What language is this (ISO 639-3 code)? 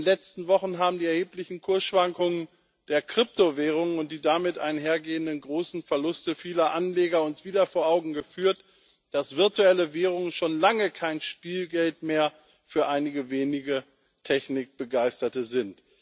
deu